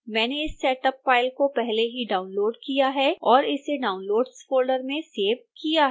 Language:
Hindi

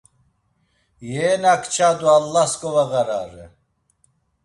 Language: Laz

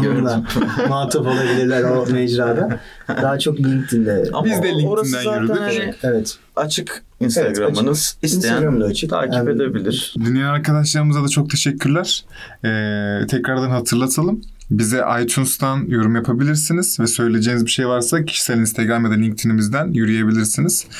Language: Turkish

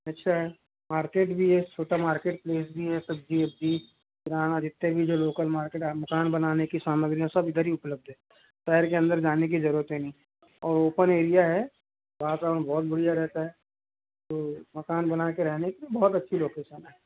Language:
Hindi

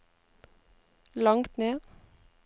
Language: Norwegian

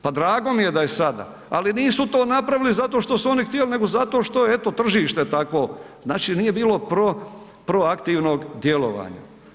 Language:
Croatian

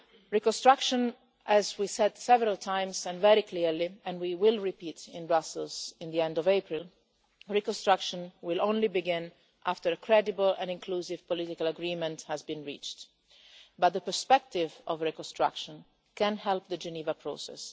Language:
English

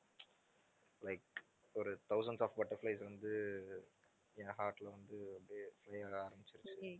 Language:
Tamil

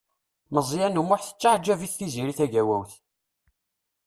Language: Kabyle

